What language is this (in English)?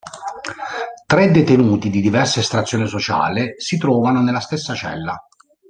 Italian